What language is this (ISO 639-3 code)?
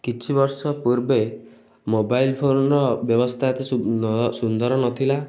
ori